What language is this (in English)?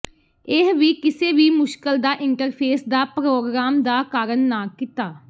Punjabi